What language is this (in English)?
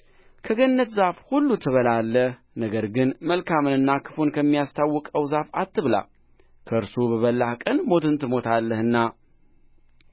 Amharic